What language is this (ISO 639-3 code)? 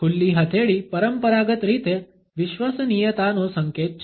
guj